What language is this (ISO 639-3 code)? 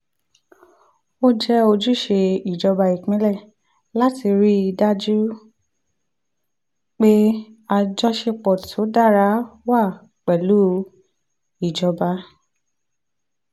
yor